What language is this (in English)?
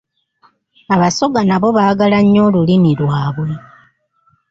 Ganda